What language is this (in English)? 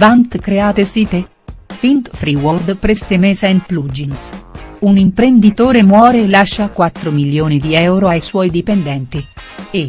Italian